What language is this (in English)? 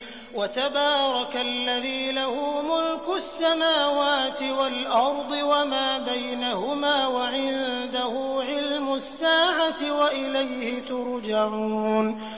Arabic